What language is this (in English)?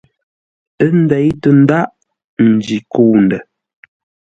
Ngombale